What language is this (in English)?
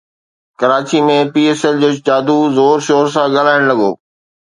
Sindhi